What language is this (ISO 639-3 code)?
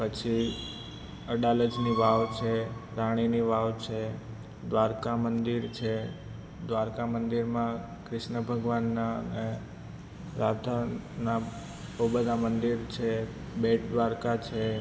guj